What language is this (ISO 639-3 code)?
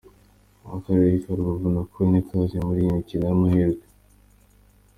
kin